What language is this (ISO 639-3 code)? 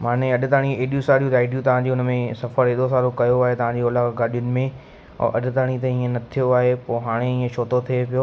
snd